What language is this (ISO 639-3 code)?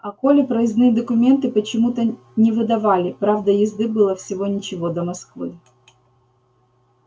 rus